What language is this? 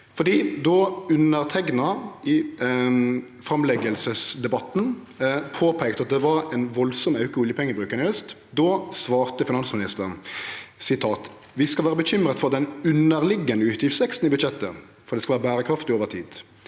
Norwegian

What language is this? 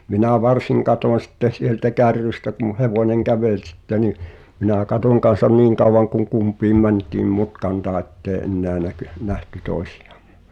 Finnish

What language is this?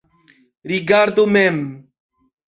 Esperanto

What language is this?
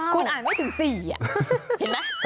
Thai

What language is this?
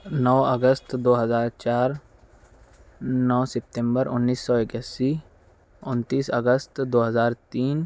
Urdu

